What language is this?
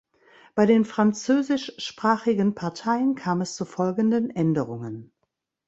German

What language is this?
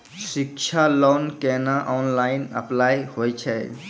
Maithili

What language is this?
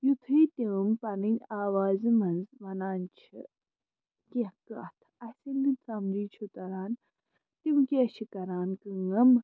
Kashmiri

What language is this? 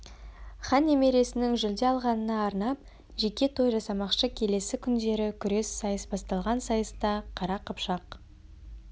Kazakh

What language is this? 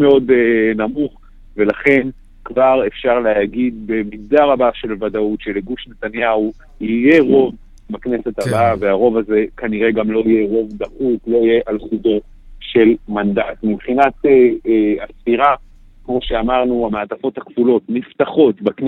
Hebrew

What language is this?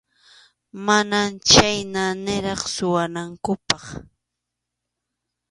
Arequipa-La Unión Quechua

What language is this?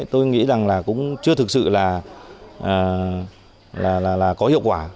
Vietnamese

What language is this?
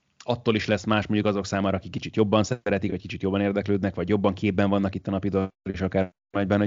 Hungarian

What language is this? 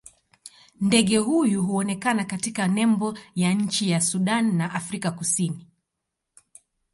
Swahili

